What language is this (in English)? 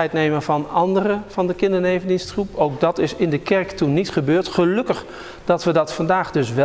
Dutch